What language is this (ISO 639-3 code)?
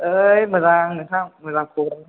brx